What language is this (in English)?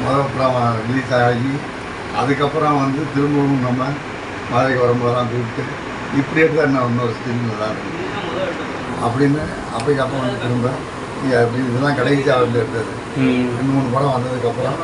Tamil